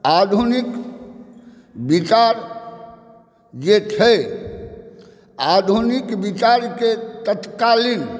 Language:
Maithili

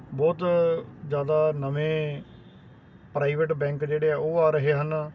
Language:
Punjabi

